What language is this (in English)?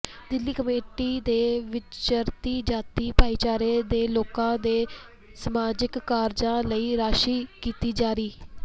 Punjabi